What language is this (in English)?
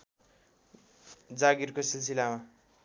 Nepali